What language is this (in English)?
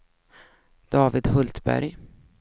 Swedish